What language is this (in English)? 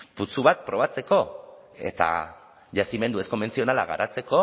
Basque